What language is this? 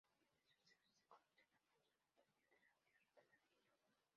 Spanish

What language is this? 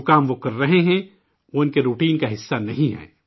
Urdu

